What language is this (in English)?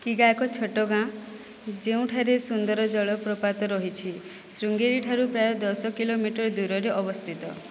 Odia